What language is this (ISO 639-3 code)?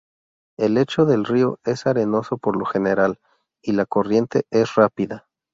spa